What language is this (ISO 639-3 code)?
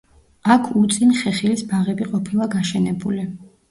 kat